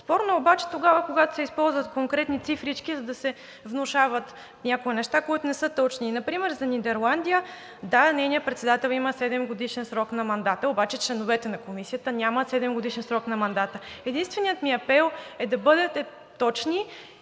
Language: Bulgarian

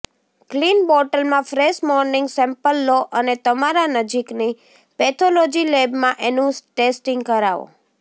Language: Gujarati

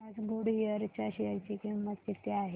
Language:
Marathi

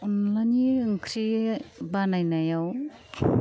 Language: Bodo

